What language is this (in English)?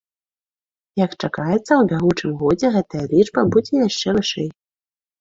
Belarusian